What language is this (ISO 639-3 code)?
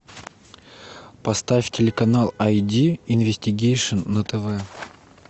rus